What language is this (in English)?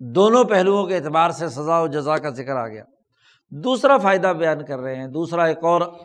Urdu